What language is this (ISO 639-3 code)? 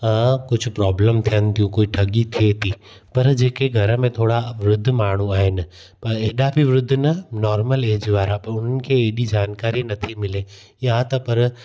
snd